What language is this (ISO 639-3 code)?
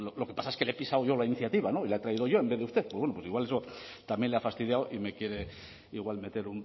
spa